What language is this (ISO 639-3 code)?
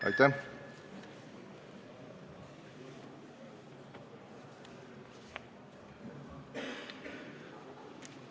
est